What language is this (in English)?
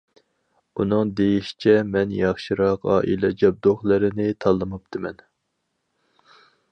Uyghur